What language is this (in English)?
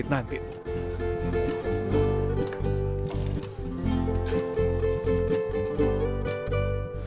Indonesian